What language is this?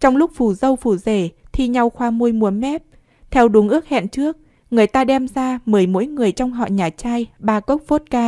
Vietnamese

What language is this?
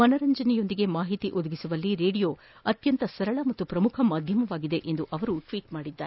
Kannada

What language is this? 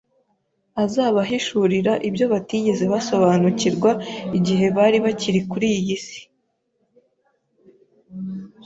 Kinyarwanda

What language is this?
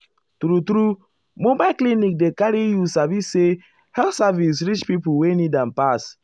Nigerian Pidgin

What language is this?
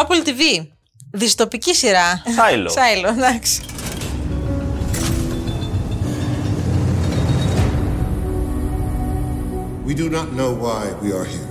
Greek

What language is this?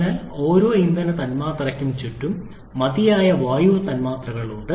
Malayalam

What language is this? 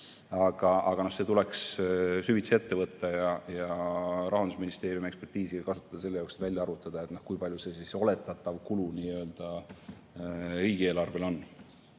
Estonian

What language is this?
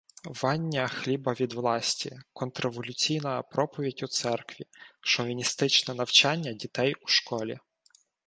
Ukrainian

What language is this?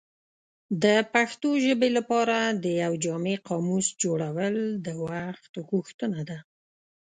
Pashto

